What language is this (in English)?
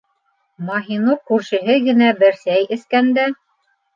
Bashkir